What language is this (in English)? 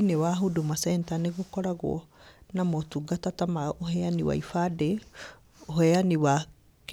Kikuyu